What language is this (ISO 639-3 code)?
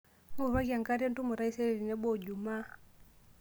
mas